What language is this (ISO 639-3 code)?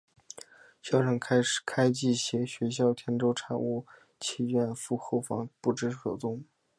zho